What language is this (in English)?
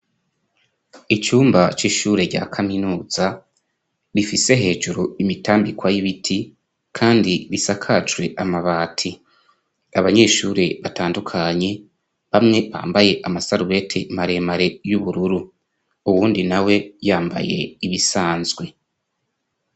Rundi